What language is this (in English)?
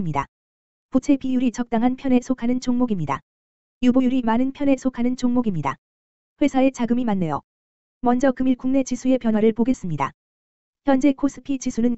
Korean